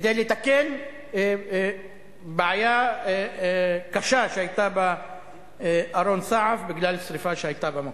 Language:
Hebrew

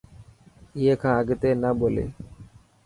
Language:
Dhatki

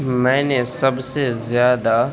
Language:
Urdu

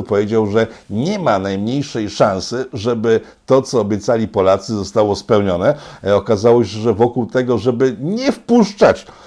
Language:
Polish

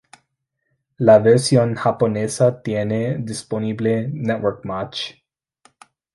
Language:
Spanish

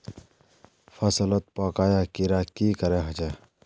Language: Magahi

